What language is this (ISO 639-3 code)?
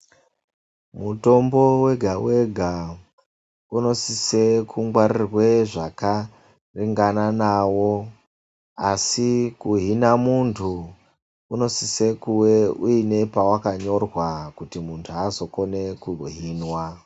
ndc